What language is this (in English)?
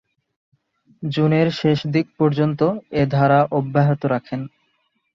Bangla